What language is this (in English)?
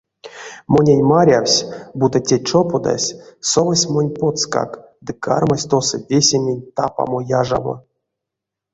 Erzya